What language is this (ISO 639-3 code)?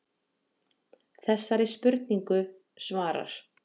isl